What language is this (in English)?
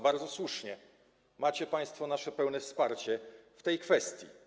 Polish